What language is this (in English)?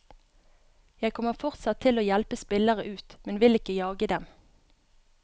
Norwegian